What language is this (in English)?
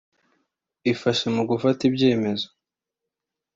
Kinyarwanda